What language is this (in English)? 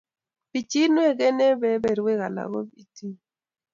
Kalenjin